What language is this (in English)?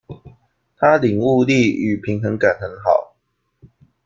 Chinese